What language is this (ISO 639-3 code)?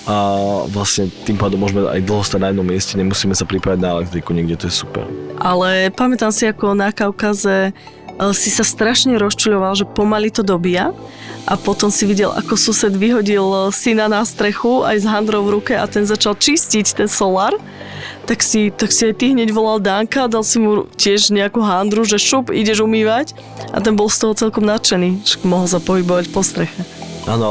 slk